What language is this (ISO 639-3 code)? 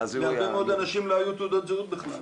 heb